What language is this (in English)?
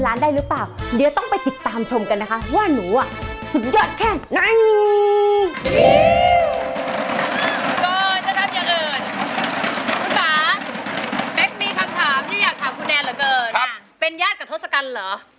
Thai